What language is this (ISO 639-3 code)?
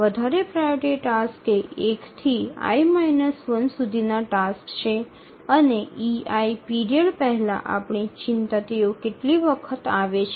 guj